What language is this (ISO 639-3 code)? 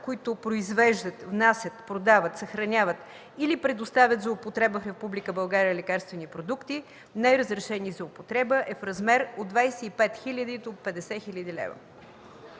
bul